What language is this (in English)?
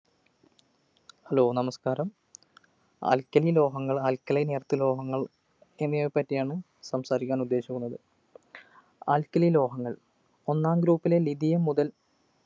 Malayalam